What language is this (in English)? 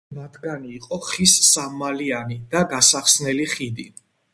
Georgian